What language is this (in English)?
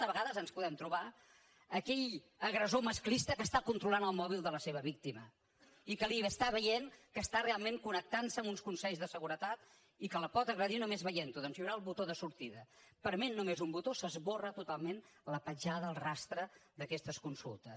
Catalan